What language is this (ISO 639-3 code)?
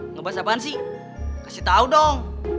ind